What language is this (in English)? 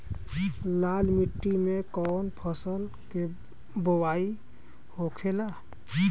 Bhojpuri